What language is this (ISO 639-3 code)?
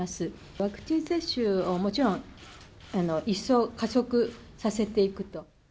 jpn